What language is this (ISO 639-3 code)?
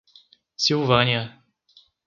por